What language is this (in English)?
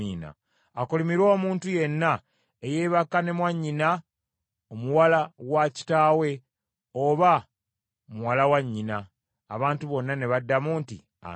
Ganda